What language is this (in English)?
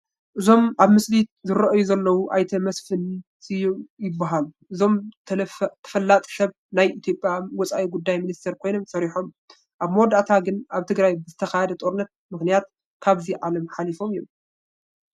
Tigrinya